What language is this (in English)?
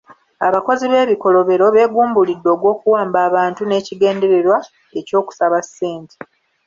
Ganda